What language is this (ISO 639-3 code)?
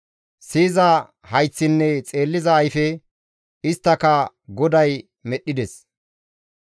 gmv